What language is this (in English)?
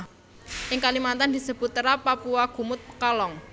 Javanese